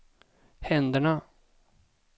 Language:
Swedish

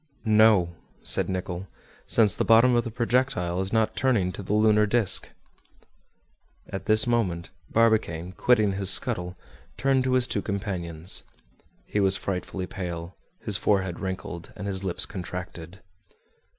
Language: English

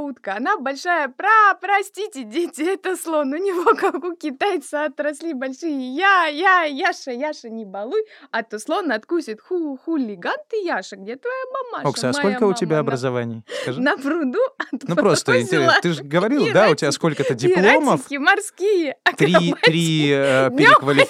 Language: Russian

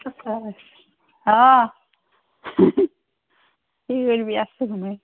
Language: Assamese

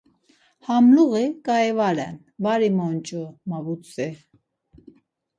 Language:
Laz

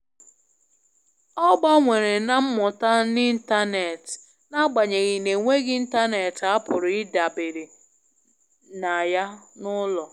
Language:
Igbo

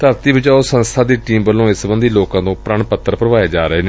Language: Punjabi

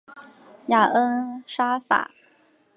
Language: Chinese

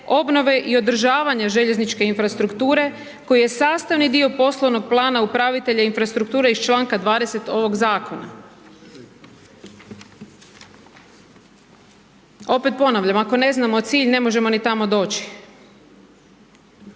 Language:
Croatian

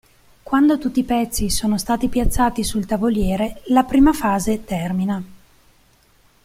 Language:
Italian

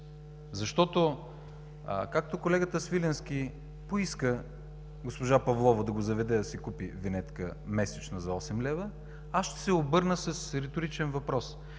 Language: Bulgarian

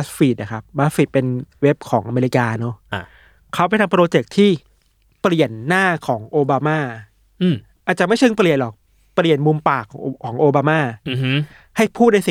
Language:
Thai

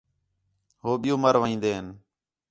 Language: Khetrani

